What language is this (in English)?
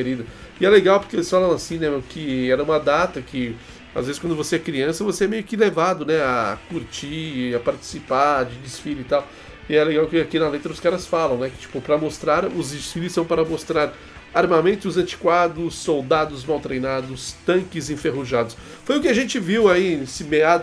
Portuguese